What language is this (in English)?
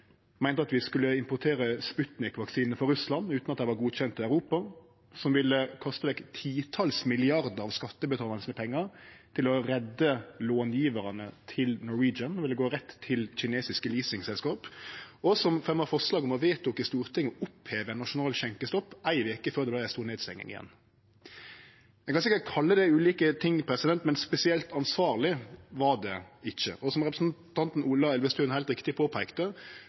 Norwegian Nynorsk